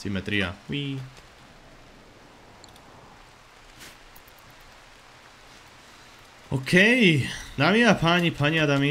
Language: Slovak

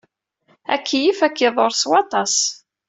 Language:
Kabyle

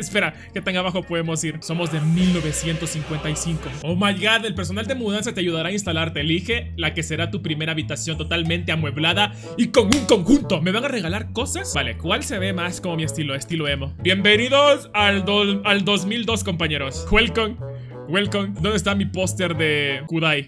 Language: Spanish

